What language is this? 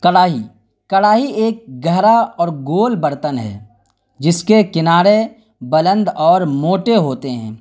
Urdu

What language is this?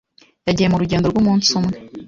Kinyarwanda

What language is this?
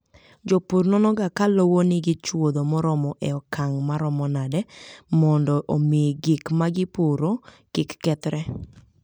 Luo (Kenya and Tanzania)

